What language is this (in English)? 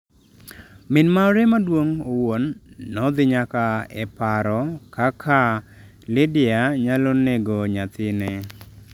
Luo (Kenya and Tanzania)